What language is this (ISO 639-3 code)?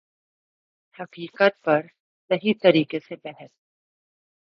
urd